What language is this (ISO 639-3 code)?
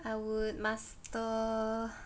eng